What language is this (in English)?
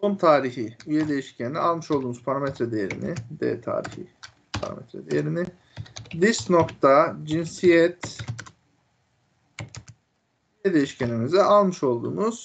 Turkish